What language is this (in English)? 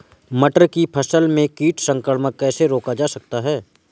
Hindi